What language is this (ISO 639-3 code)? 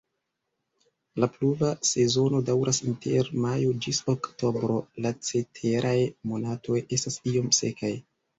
epo